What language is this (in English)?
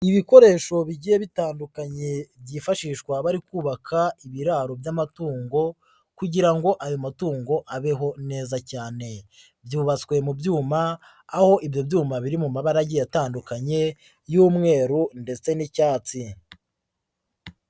Kinyarwanda